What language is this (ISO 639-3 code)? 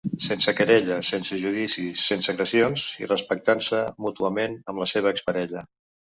cat